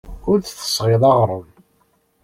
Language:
Kabyle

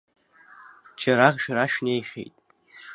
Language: Abkhazian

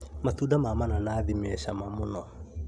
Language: Kikuyu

